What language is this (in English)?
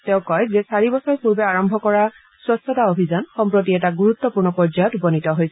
Assamese